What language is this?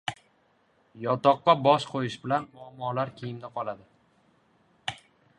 Uzbek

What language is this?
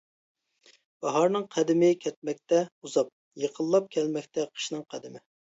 Uyghur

